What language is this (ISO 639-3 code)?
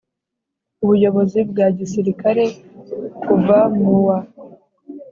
kin